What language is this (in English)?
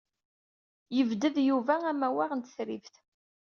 Kabyle